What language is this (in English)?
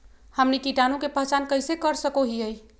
Magahi